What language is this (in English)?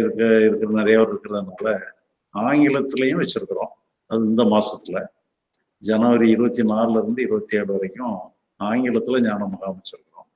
Tamil